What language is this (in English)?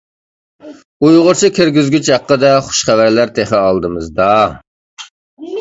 Uyghur